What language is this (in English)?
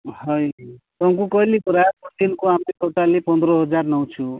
Odia